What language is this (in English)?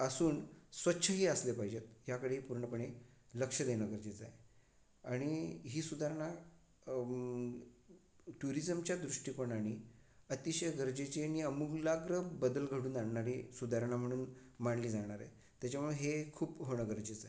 Marathi